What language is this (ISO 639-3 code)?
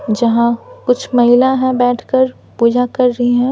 hin